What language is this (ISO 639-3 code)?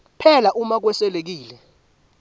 ssw